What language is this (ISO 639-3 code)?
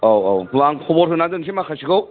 brx